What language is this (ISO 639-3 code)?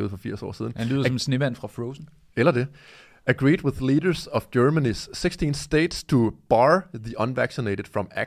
dan